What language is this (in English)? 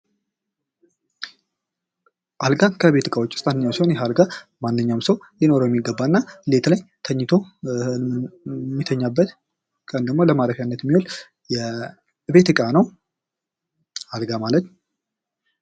Amharic